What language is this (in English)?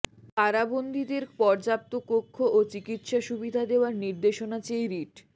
Bangla